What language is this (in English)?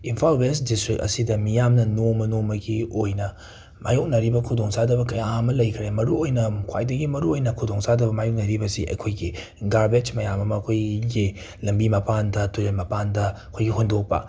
Manipuri